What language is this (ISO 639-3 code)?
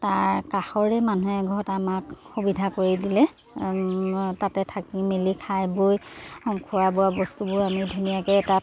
asm